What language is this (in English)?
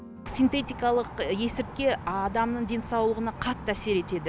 Kazakh